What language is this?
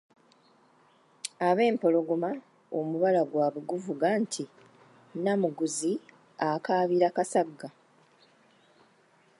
Ganda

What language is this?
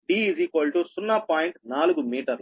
Telugu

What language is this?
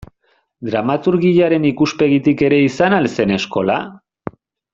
Basque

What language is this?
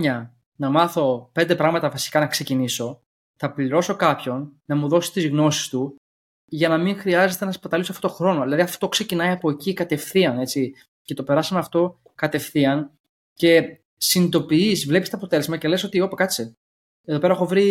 Greek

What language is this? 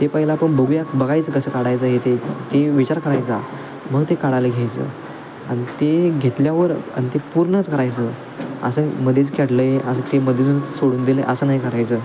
Marathi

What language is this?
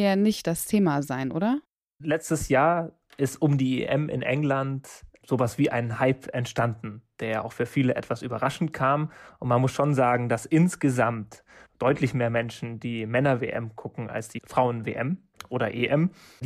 German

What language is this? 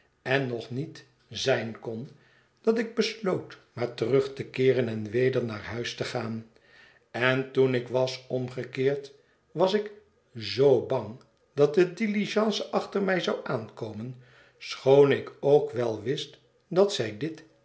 Dutch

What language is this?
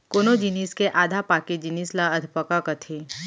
Chhattisgarhi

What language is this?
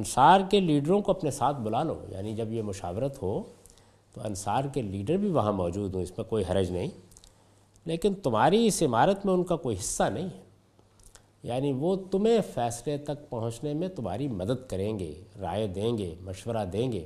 Urdu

